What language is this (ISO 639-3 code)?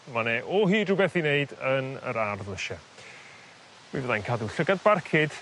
cym